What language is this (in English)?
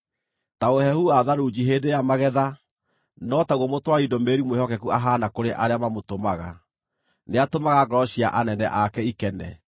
Kikuyu